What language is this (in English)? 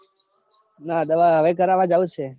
Gujarati